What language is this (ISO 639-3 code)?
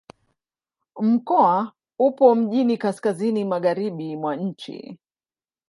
swa